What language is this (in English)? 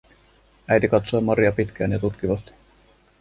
Finnish